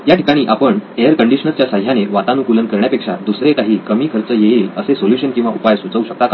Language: Marathi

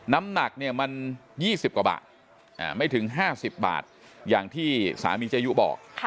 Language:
Thai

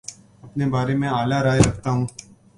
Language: Urdu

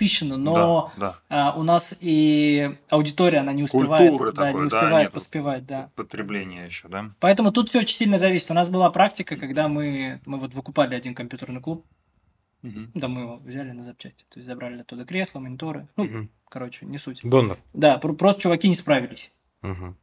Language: Russian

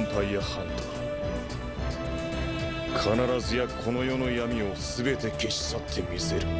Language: Japanese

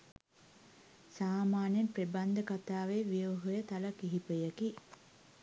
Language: Sinhala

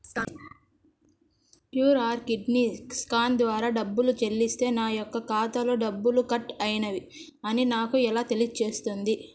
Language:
Telugu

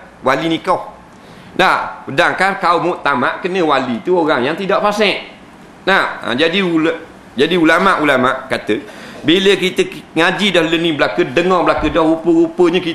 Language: Malay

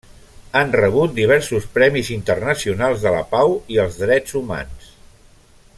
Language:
Catalan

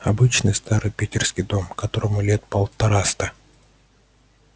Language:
Russian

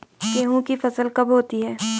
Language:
Hindi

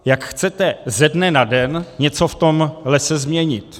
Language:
Czech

